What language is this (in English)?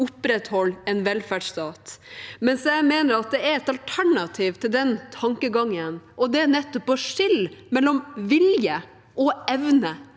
Norwegian